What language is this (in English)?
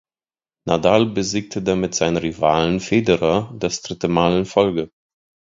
German